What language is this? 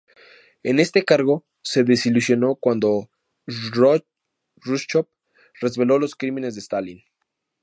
Spanish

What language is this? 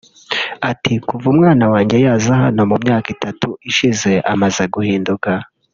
Kinyarwanda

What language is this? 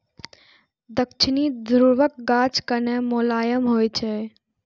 Maithili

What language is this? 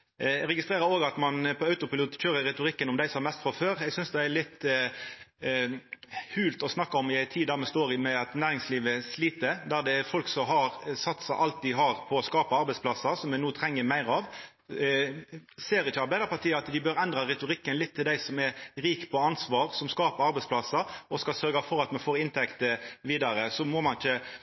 Norwegian Nynorsk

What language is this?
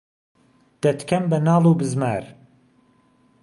Central Kurdish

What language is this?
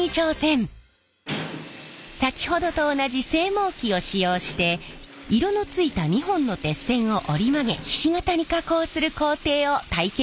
Japanese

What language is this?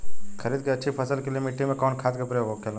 Bhojpuri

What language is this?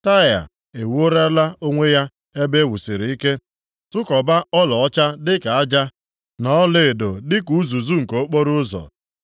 Igbo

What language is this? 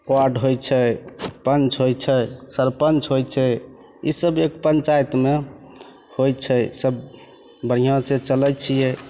Maithili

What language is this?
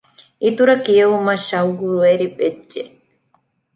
Divehi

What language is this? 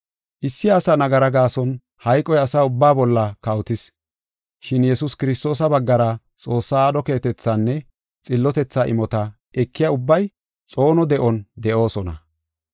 Gofa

